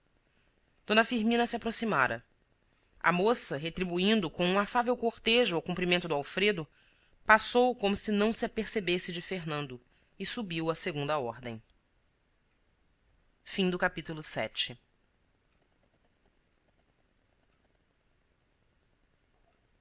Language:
Portuguese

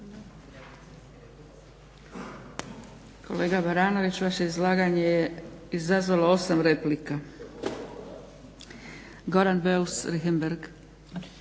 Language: Croatian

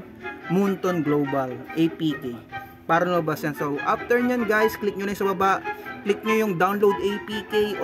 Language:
Filipino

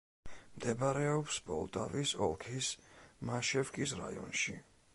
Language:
Georgian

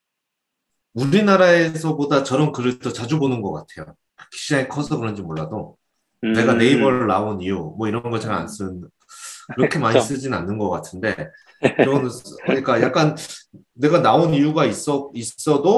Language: Korean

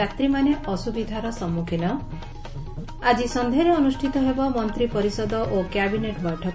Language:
Odia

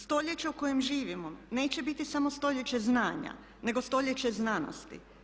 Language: Croatian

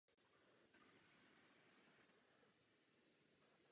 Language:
Czech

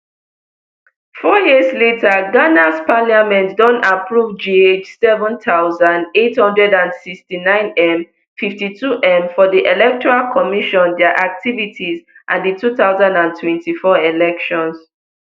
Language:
Nigerian Pidgin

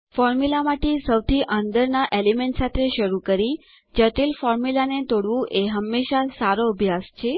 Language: Gujarati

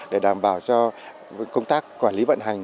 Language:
Vietnamese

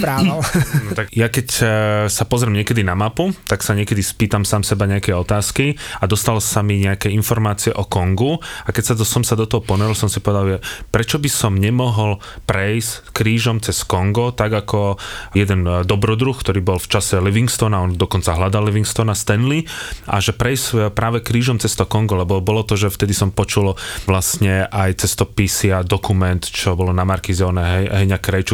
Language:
Slovak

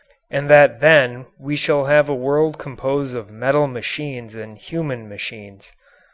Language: English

